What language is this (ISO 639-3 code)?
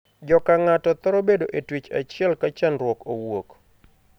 luo